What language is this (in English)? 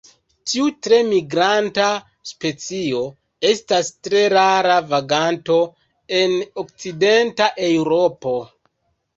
Esperanto